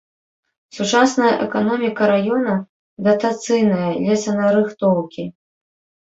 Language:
Belarusian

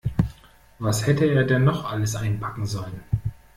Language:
German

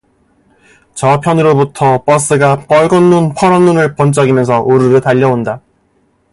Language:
Korean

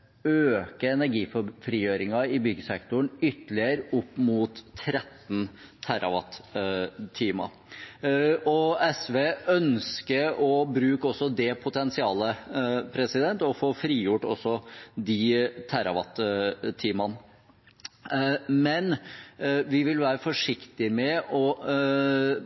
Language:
Norwegian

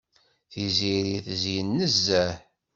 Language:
Kabyle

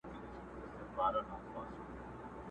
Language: Pashto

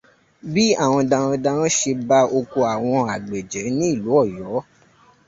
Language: Yoruba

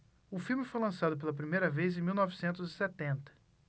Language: Portuguese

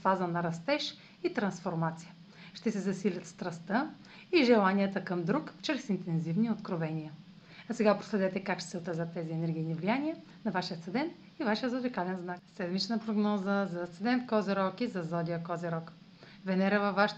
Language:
Bulgarian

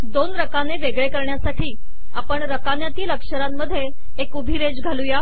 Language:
Marathi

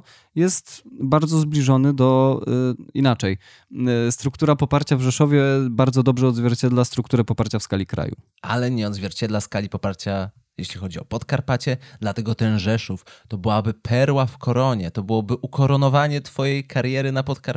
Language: Polish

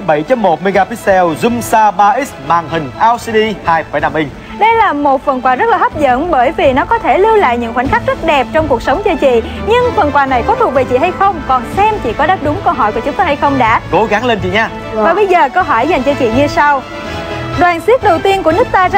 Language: Vietnamese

